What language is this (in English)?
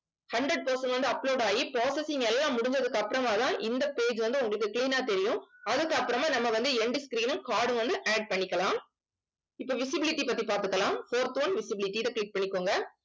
Tamil